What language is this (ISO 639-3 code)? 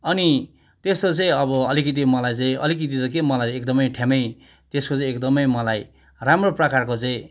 nep